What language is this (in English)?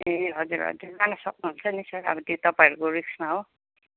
Nepali